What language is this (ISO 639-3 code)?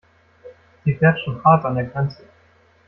deu